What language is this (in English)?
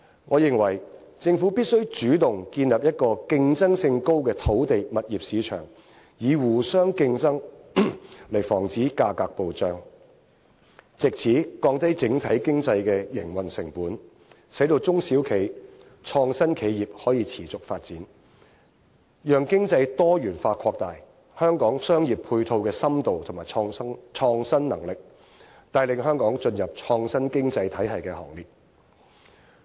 Cantonese